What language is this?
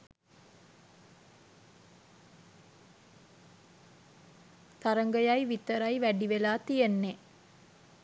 Sinhala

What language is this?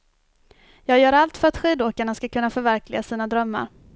Swedish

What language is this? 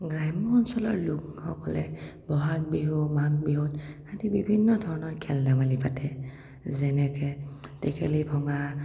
Assamese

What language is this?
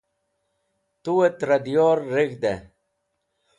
Wakhi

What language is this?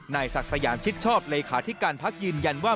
Thai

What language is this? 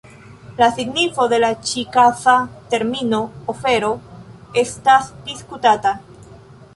Esperanto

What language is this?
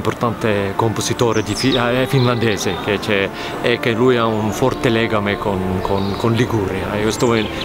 Italian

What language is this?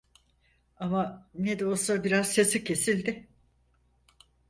Turkish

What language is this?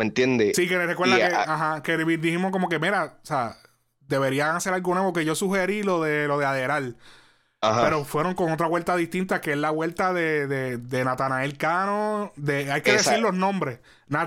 Spanish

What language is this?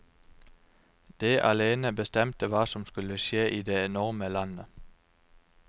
Norwegian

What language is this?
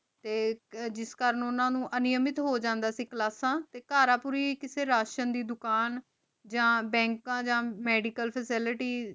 Punjabi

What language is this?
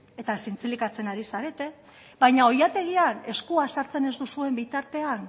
Basque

